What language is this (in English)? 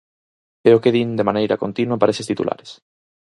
Galician